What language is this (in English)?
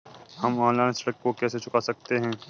Hindi